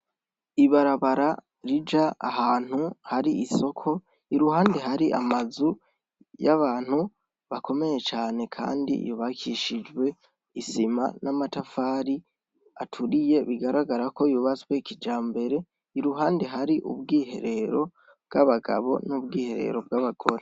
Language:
Rundi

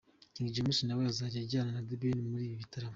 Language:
Kinyarwanda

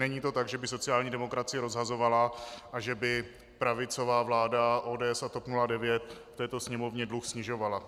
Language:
Czech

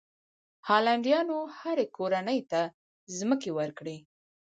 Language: Pashto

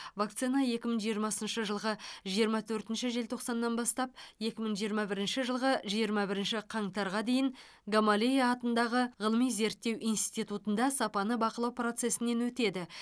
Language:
Kazakh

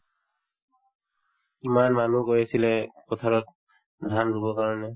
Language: Assamese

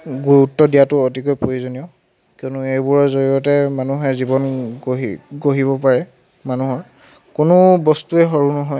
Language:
Assamese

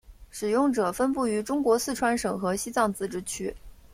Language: Chinese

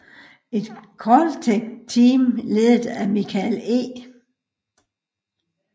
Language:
Danish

